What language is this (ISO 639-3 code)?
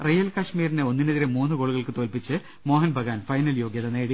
mal